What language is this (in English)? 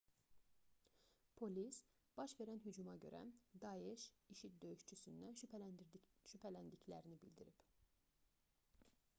Azerbaijani